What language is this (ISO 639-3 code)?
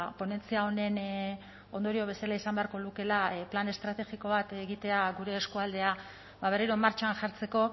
eus